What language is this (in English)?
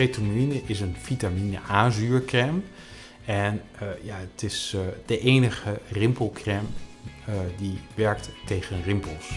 Dutch